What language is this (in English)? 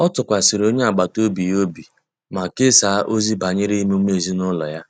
Igbo